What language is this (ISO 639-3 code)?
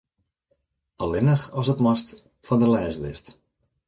fry